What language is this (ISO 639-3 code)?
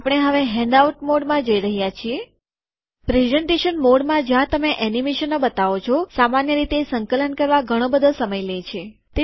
guj